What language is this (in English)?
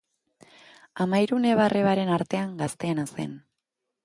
Basque